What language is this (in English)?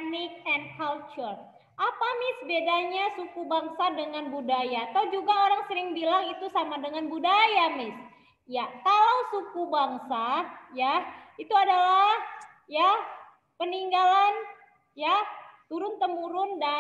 Indonesian